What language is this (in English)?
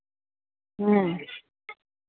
Santali